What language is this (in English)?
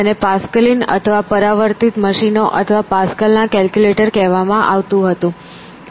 Gujarati